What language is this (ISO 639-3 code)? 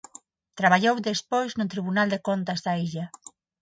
glg